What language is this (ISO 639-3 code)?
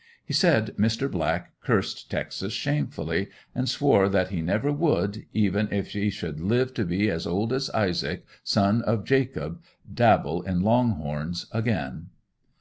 eng